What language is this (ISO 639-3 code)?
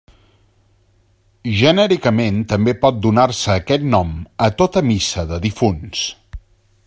cat